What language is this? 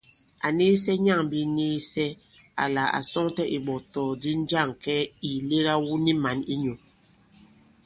Bankon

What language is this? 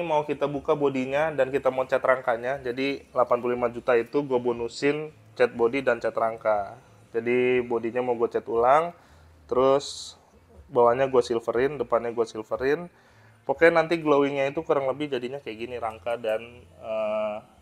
Indonesian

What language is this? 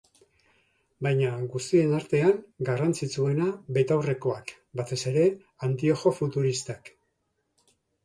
Basque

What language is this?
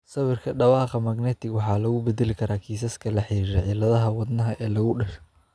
Somali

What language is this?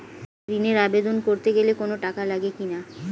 Bangla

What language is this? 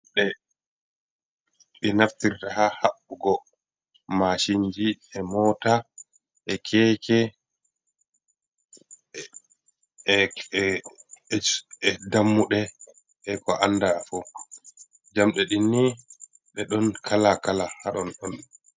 Fula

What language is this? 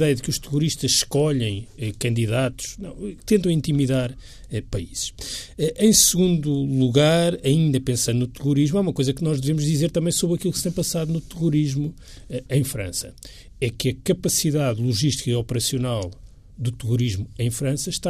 Portuguese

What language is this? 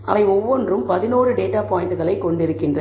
Tamil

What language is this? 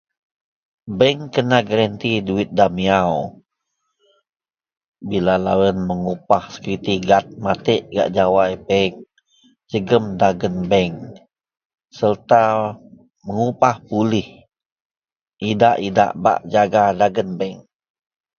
Central Melanau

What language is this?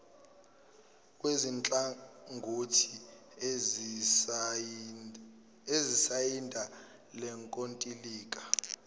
Zulu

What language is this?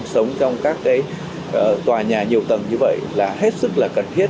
Vietnamese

